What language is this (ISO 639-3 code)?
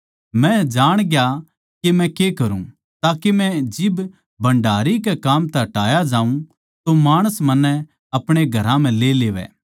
bgc